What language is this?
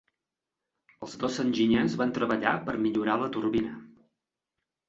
Catalan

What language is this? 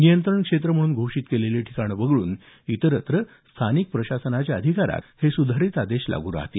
Marathi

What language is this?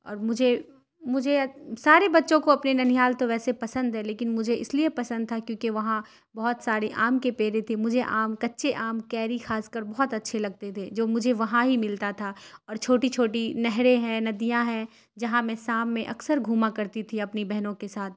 Urdu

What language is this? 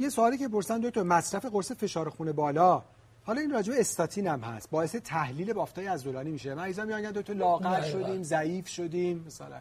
Persian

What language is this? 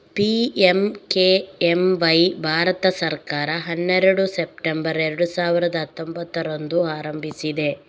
Kannada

